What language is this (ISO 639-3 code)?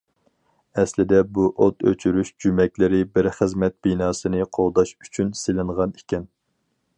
uig